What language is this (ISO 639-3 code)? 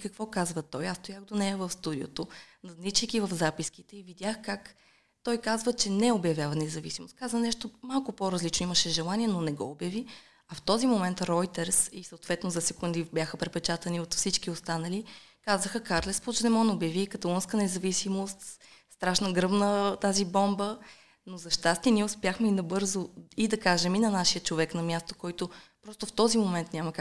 bul